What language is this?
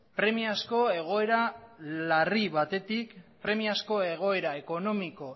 Basque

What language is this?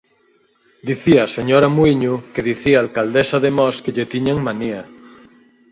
Galician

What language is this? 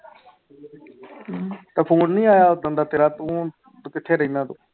Punjabi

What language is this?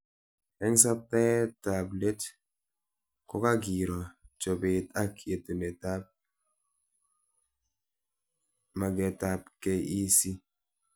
Kalenjin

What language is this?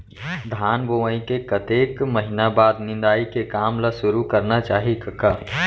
Chhattisgarhi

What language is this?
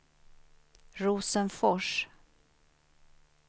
Swedish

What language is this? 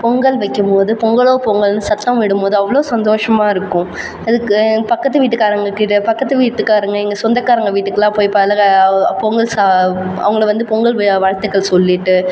Tamil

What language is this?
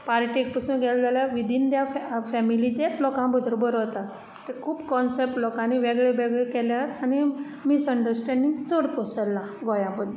Konkani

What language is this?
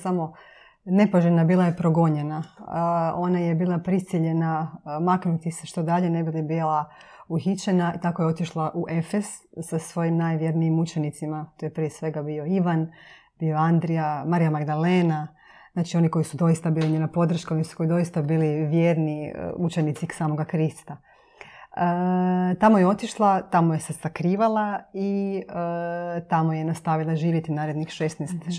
Croatian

